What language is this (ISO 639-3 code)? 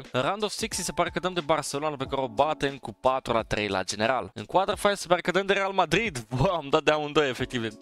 ron